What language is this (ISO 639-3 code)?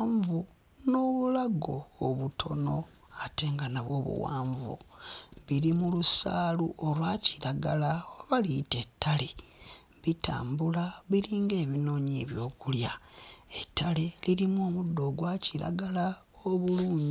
lug